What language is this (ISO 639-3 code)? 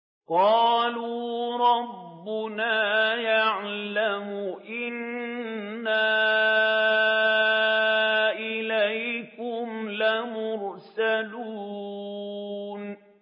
ara